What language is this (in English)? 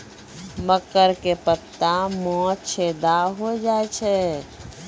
Maithili